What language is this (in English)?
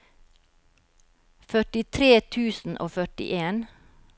Norwegian